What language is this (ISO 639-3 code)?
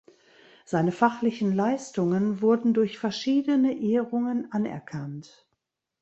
deu